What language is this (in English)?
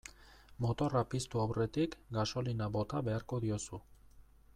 Basque